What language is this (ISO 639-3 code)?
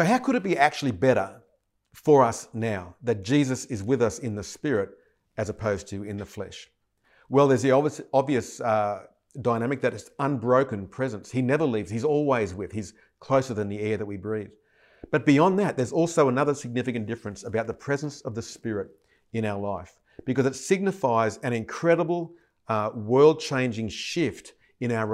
eng